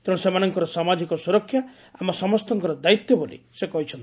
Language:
Odia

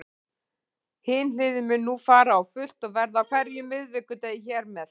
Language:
Icelandic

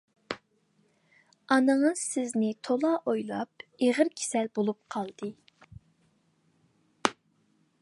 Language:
Uyghur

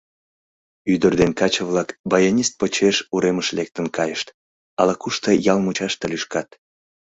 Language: Mari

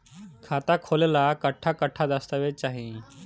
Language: Bhojpuri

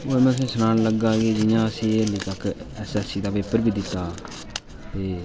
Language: Dogri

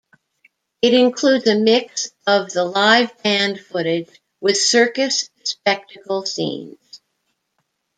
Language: English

